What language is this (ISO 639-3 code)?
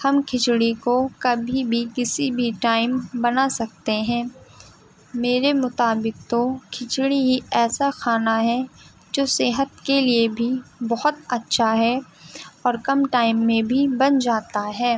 urd